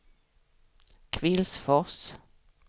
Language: Swedish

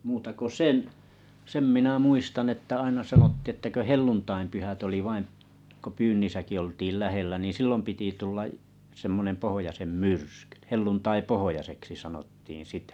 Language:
Finnish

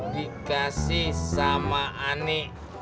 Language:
Indonesian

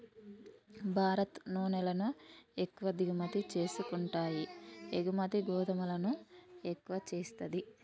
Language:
Telugu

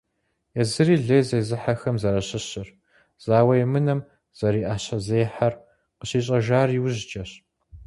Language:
Kabardian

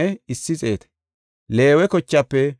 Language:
Gofa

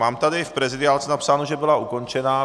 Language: Czech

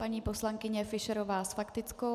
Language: Czech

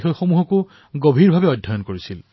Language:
Assamese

